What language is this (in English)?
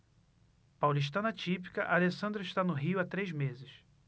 Portuguese